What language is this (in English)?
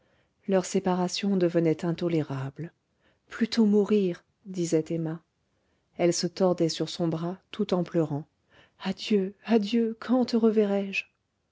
French